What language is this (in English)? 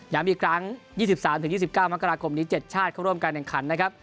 Thai